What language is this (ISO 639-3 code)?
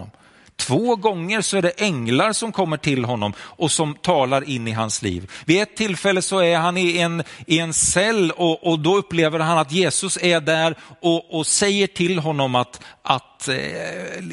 swe